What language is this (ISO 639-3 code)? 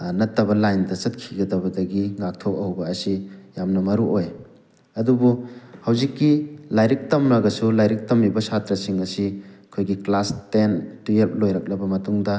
mni